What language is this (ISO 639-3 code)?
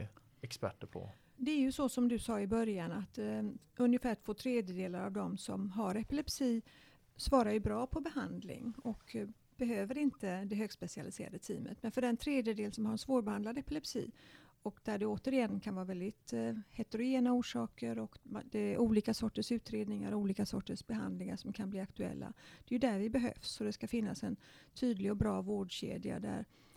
swe